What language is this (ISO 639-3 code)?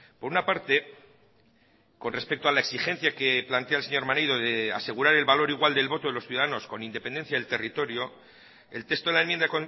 spa